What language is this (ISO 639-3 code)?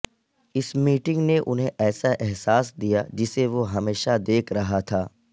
urd